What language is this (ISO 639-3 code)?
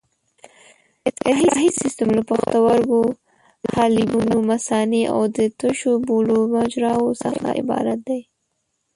pus